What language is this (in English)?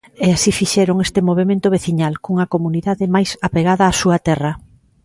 Galician